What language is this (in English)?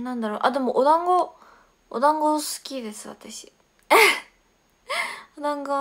Japanese